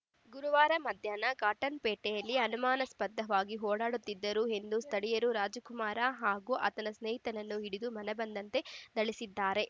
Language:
Kannada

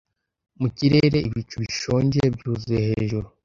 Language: Kinyarwanda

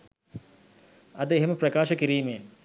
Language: Sinhala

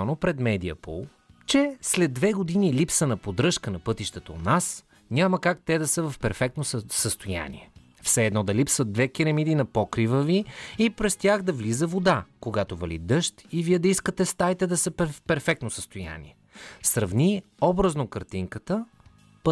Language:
Bulgarian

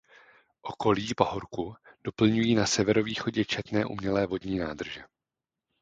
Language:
Czech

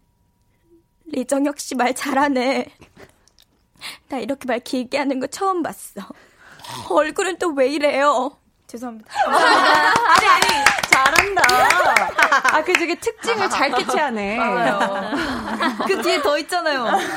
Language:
Korean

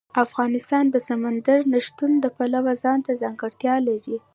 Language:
Pashto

